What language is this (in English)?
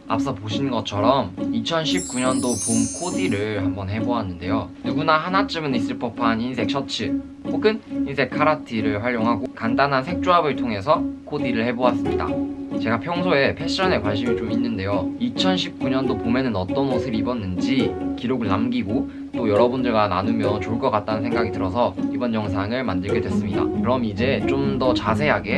Korean